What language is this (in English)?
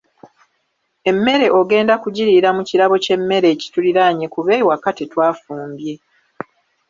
Ganda